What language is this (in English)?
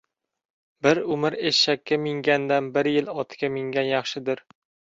Uzbek